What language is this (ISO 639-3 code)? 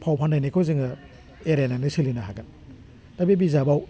brx